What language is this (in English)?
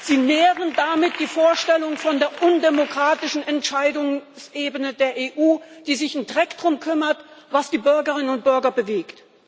German